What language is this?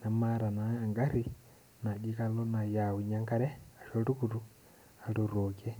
Masai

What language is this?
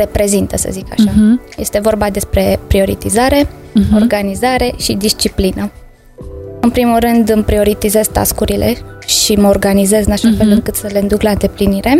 Romanian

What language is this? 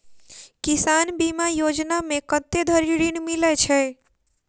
Maithili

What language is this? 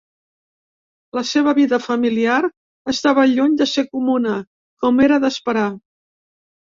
Catalan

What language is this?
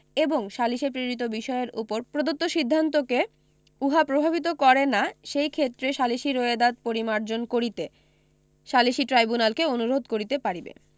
Bangla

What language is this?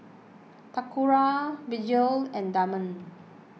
English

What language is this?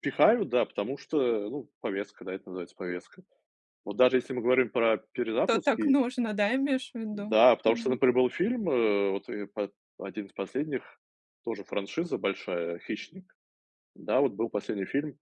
Russian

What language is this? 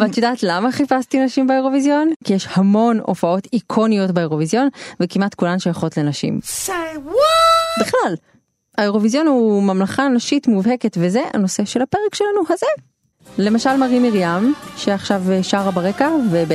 Hebrew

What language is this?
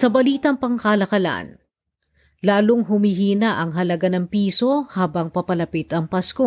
Filipino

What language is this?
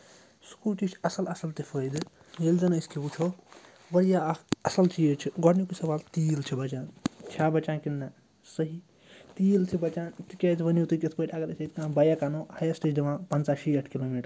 Kashmiri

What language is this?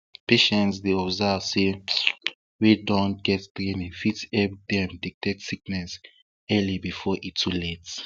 Nigerian Pidgin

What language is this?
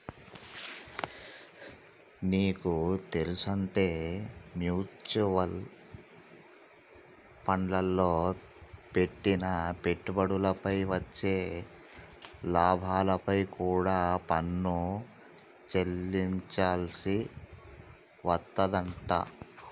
Telugu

